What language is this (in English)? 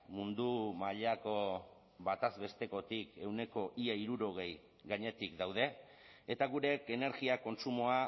Basque